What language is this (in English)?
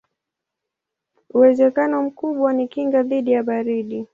Swahili